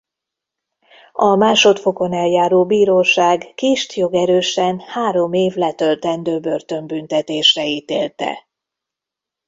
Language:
Hungarian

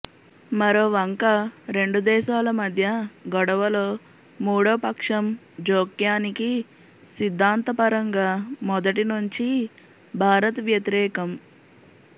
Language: Telugu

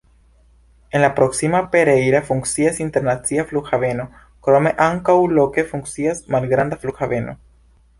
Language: Esperanto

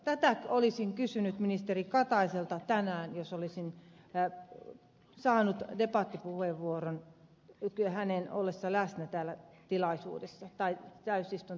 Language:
Finnish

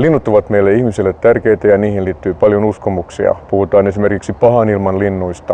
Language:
Finnish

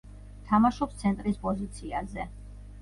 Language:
Georgian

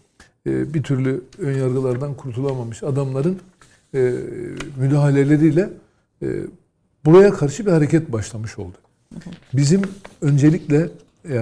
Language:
Turkish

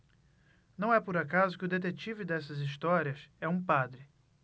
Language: Portuguese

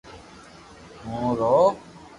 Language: Loarki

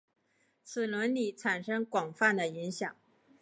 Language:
Chinese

